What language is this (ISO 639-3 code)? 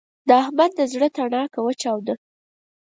pus